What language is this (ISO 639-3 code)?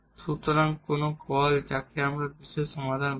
ben